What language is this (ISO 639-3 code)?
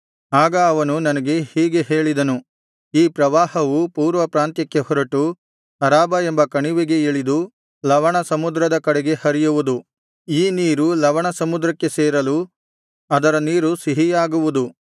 kan